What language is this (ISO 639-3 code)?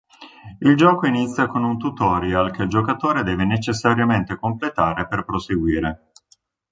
ita